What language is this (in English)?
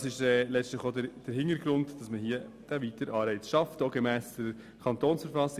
Swiss German